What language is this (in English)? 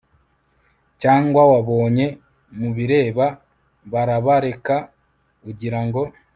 Kinyarwanda